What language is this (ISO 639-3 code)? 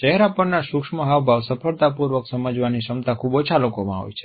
guj